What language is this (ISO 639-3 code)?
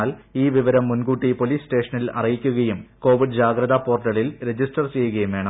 mal